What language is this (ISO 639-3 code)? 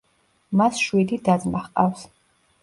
kat